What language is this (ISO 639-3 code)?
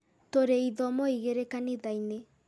kik